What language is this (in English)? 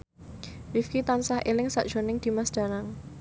Javanese